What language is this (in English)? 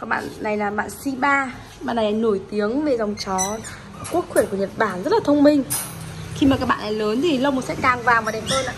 Vietnamese